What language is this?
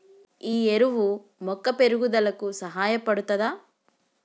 Telugu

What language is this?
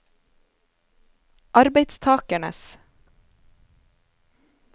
Norwegian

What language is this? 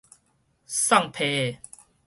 Min Nan Chinese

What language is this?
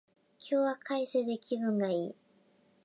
Japanese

